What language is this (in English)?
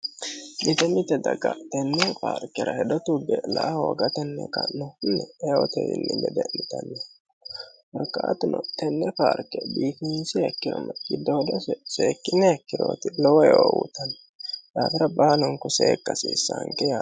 Sidamo